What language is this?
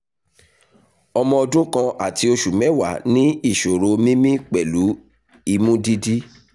Yoruba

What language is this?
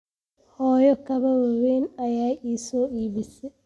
Somali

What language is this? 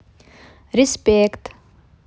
Russian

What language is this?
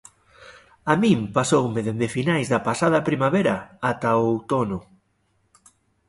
Galician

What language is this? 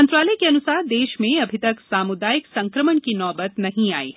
Hindi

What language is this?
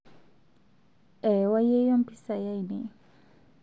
Masai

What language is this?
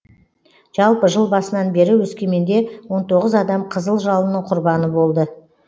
Kazakh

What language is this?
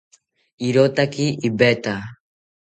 South Ucayali Ashéninka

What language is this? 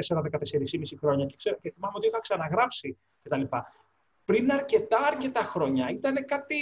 Greek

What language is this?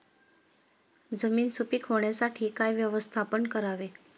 Marathi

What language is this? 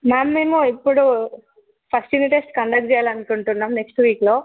Telugu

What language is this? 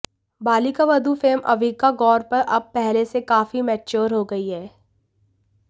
Hindi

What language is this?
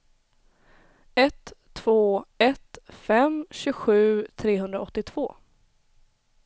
Swedish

